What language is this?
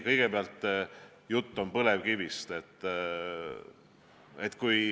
Estonian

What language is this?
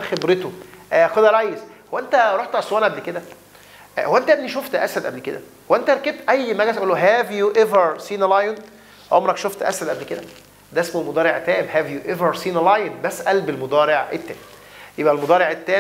Arabic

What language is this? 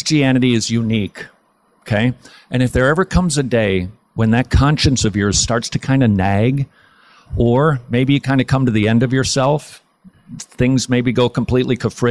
English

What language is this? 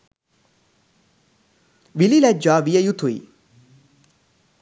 Sinhala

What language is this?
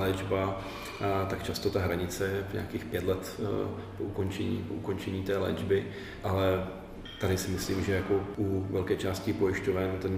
Czech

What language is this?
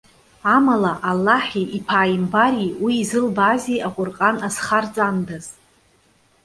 Abkhazian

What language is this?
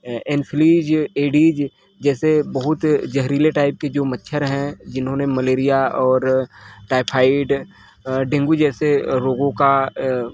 Hindi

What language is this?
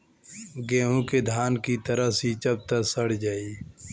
Bhojpuri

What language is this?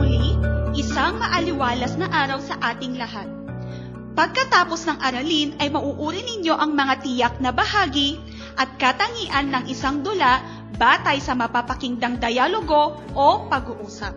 Filipino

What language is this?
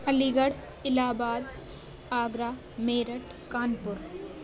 Urdu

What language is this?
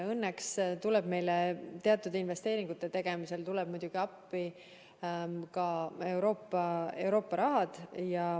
Estonian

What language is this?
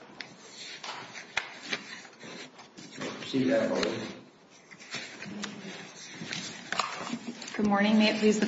English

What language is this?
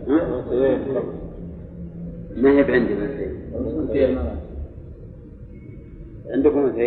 Arabic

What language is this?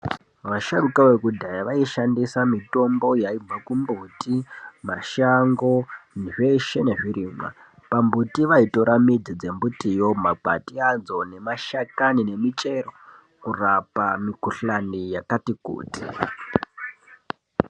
Ndau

